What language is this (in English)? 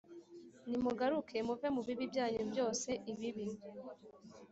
Kinyarwanda